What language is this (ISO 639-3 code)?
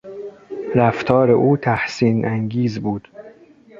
fas